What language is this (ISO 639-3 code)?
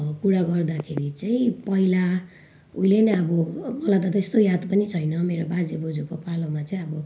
nep